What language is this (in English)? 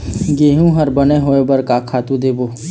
Chhattisgarhi